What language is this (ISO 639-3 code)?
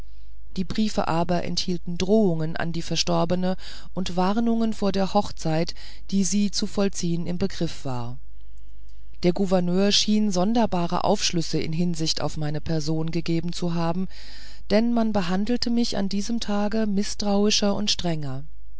deu